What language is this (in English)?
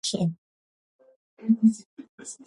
Georgian